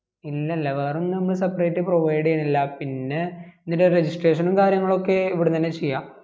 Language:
Malayalam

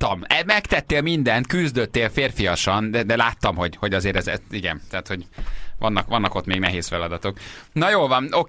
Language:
Hungarian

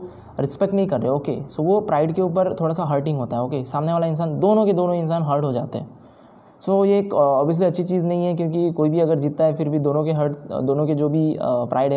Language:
Hindi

